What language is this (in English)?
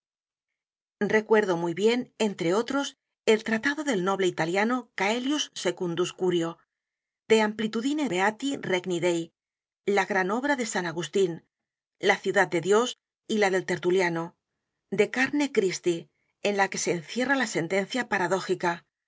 Spanish